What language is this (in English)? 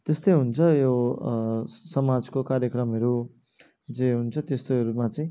Nepali